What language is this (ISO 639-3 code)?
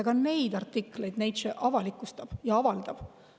est